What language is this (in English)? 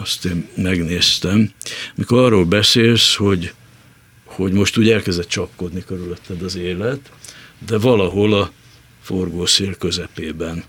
Hungarian